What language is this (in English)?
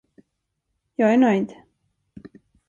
Swedish